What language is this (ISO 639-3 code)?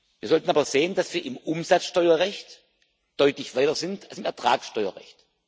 deu